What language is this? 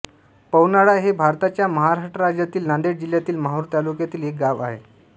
Marathi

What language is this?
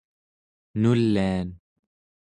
Central Yupik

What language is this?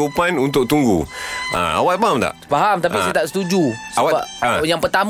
Malay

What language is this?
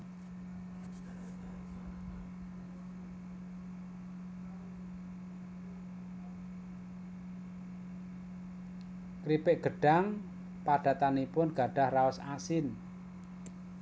Javanese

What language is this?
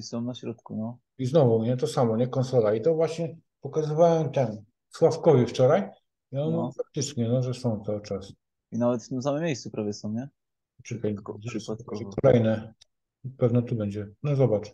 Polish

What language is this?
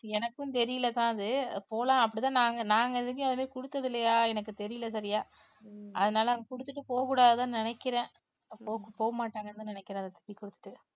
Tamil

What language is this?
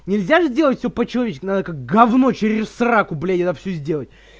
Russian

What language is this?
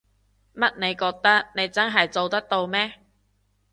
Cantonese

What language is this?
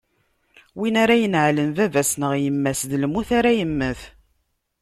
Kabyle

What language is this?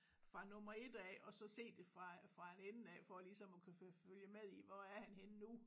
Danish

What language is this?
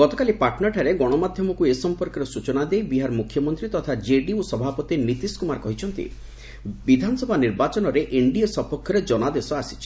Odia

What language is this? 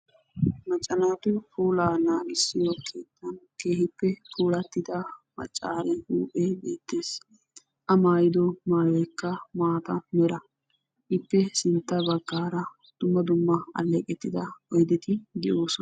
Wolaytta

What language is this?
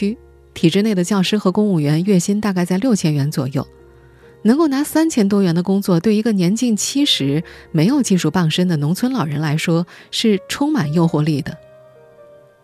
Chinese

